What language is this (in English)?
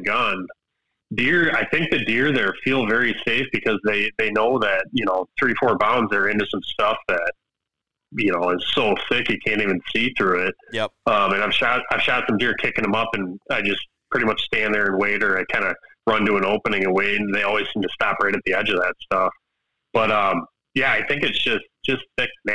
English